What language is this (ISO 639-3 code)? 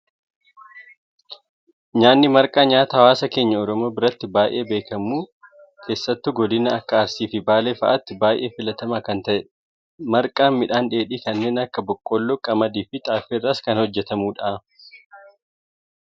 orm